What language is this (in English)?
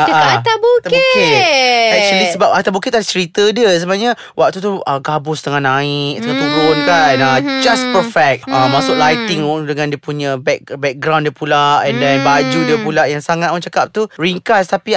Malay